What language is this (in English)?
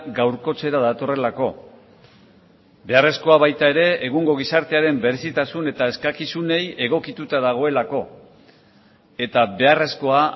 Basque